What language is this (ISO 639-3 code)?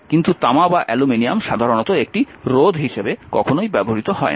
ben